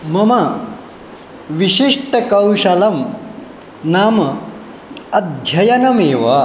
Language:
Sanskrit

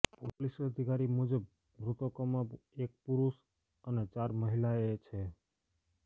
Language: Gujarati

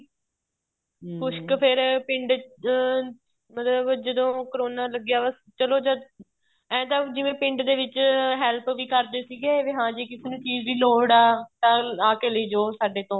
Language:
Punjabi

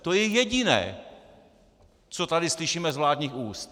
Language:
Czech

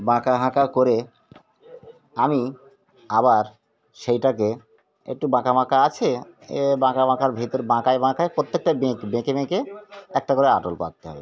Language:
Bangla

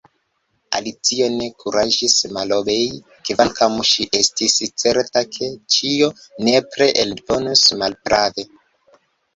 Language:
Esperanto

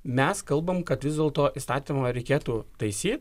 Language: Lithuanian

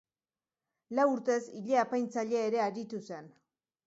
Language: Basque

